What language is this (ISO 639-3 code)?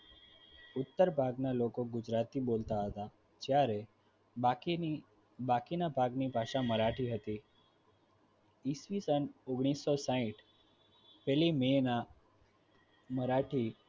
guj